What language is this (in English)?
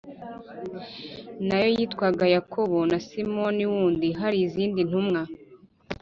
Kinyarwanda